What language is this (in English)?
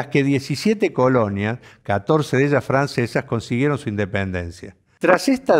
Spanish